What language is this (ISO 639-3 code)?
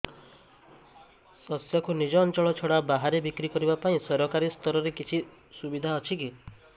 ori